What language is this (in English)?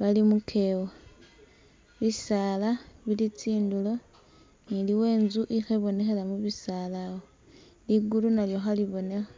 Masaaba